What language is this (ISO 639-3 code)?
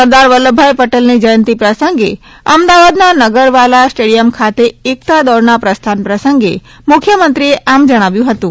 guj